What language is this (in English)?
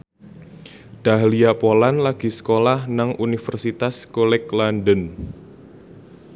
Javanese